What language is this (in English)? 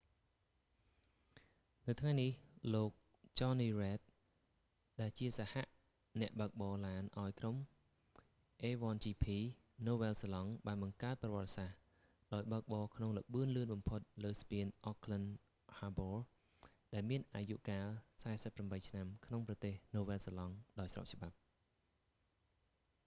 Khmer